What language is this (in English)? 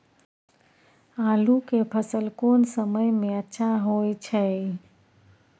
Maithili